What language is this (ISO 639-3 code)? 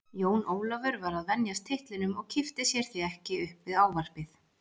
isl